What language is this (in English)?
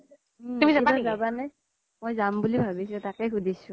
Assamese